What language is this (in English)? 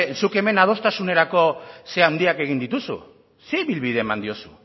Basque